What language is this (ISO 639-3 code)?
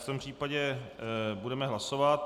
ces